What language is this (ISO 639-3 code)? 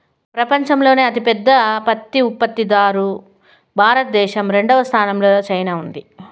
tel